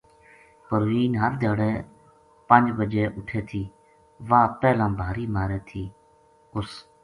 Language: Gujari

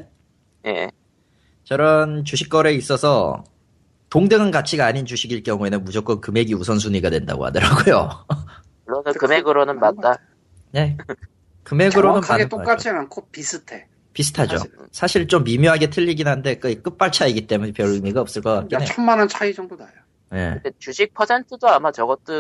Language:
Korean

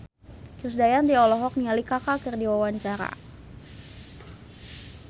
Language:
Sundanese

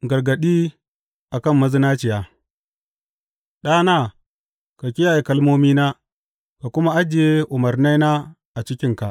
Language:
Hausa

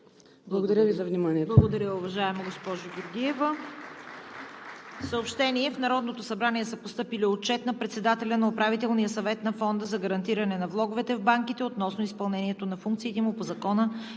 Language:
Bulgarian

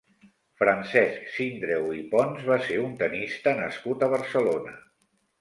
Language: Catalan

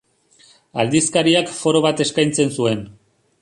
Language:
Basque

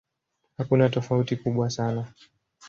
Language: Swahili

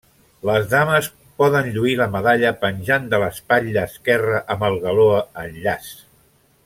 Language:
Catalan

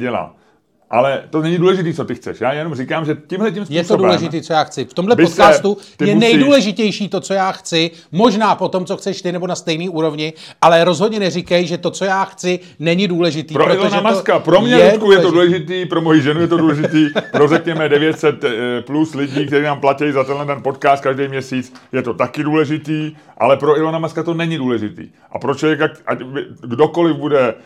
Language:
Czech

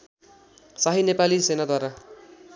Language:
Nepali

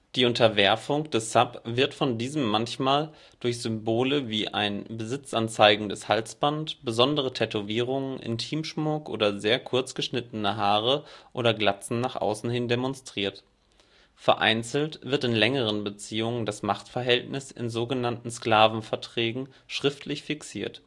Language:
German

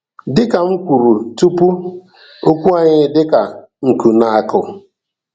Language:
Igbo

